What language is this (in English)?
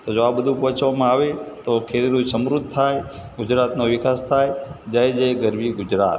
Gujarati